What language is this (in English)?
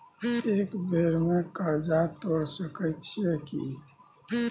Maithili